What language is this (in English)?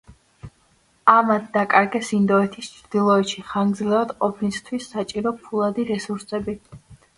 Georgian